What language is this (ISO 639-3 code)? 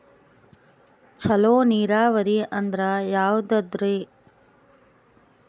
kan